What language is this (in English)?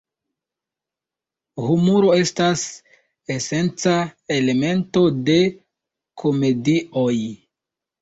Esperanto